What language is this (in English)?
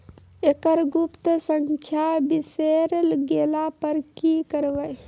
Maithili